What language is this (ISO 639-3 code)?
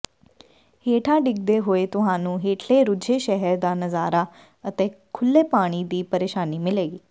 pan